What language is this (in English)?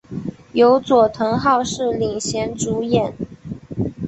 Chinese